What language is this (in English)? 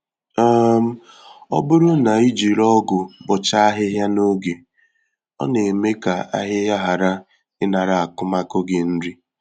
Igbo